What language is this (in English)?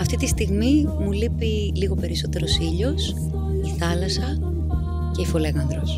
Greek